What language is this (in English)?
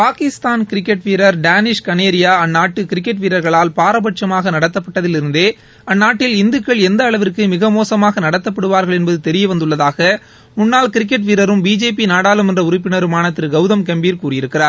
Tamil